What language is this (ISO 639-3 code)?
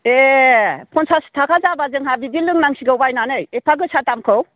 brx